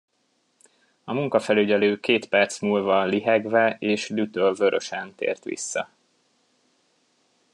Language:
Hungarian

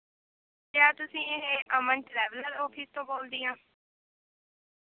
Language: Punjabi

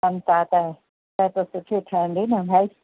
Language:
Sindhi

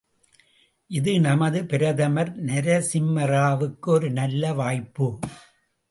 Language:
Tamil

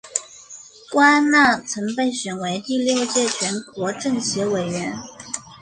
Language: Chinese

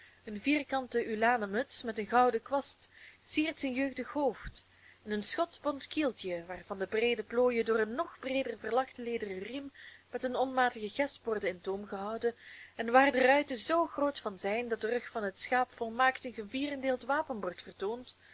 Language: Dutch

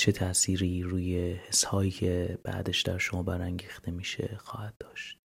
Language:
Persian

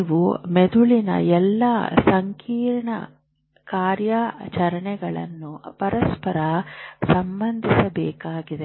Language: Kannada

